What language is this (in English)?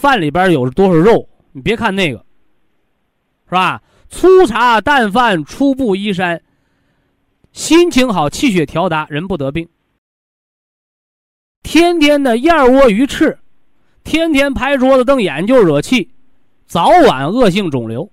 Chinese